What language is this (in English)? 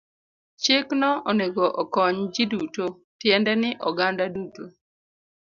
Luo (Kenya and Tanzania)